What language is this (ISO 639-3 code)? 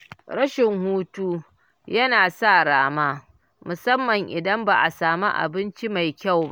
hau